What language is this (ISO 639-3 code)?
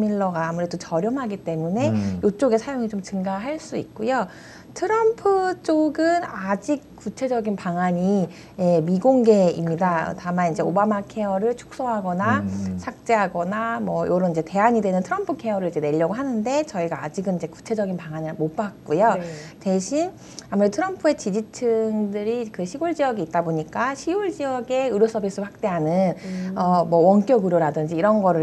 kor